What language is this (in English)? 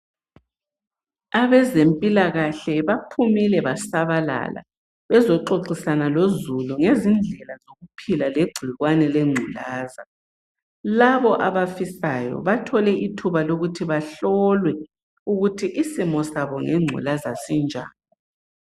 North Ndebele